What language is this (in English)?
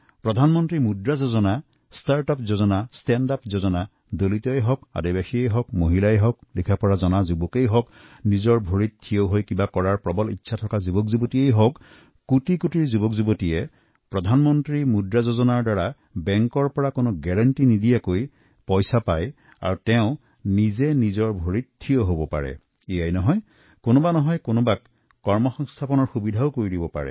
Assamese